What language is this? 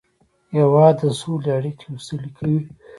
Pashto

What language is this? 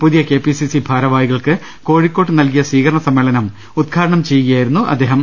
Malayalam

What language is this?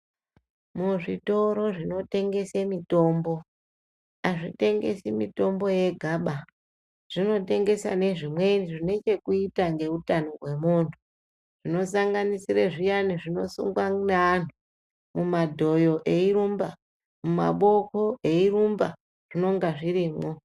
Ndau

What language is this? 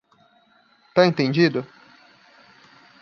Portuguese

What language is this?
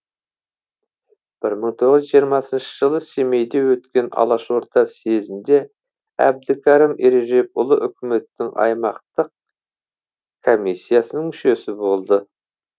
Kazakh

